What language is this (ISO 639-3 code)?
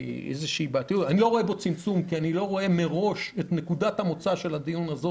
heb